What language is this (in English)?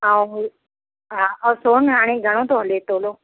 Sindhi